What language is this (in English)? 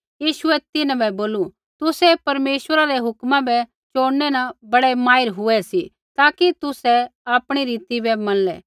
Kullu Pahari